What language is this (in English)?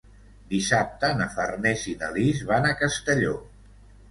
Catalan